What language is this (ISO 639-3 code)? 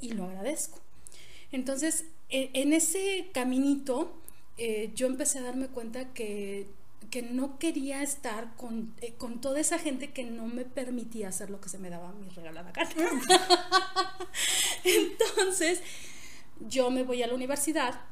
spa